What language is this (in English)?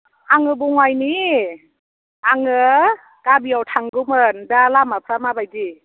Bodo